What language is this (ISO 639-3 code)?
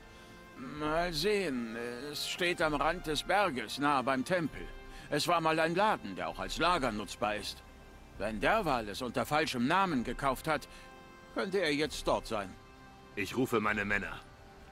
deu